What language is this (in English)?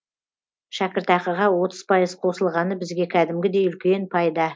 Kazakh